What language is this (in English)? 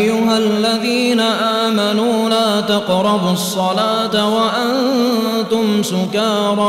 Arabic